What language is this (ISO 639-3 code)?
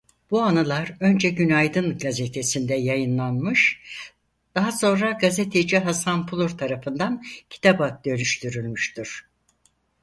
tur